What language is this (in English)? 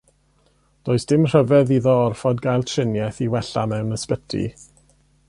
Welsh